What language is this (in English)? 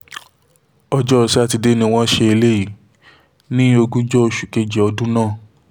Yoruba